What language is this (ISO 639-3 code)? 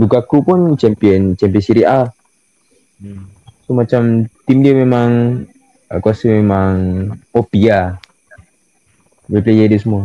msa